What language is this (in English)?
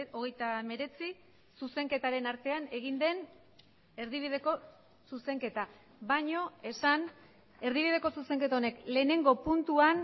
Basque